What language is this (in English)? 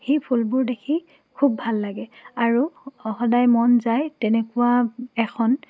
Assamese